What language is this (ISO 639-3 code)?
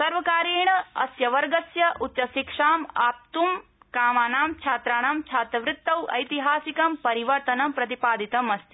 san